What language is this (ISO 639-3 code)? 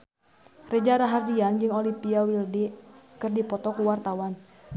sun